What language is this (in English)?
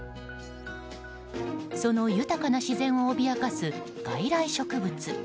Japanese